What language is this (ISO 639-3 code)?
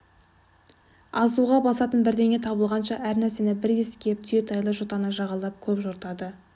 kaz